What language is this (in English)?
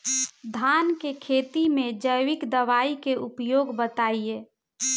Bhojpuri